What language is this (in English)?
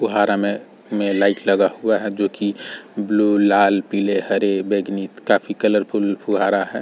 Hindi